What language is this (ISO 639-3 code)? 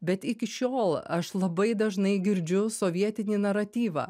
lit